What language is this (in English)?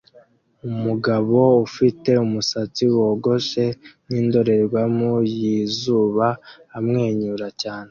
Kinyarwanda